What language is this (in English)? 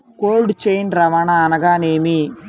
Telugu